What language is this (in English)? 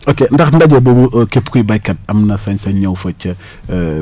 Wolof